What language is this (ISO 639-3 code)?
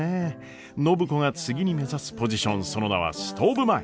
jpn